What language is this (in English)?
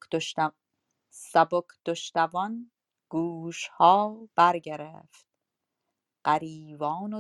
Persian